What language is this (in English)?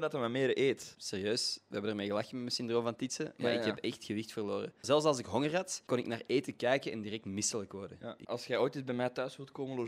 Dutch